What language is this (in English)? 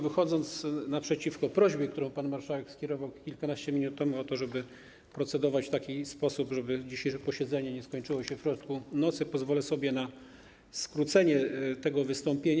Polish